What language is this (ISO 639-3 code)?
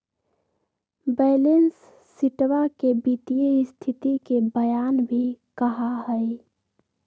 mag